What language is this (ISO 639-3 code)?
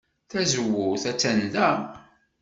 kab